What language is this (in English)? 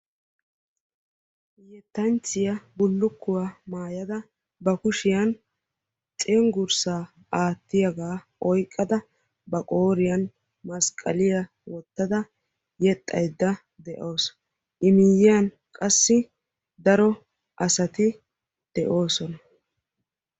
Wolaytta